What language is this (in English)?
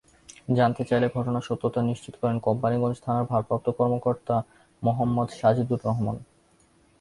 Bangla